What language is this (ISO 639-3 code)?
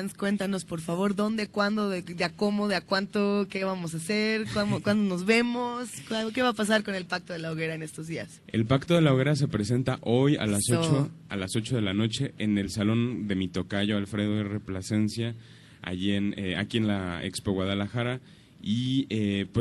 spa